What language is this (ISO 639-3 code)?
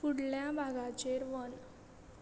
kok